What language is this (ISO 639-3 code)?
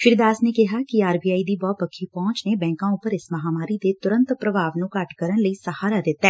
pan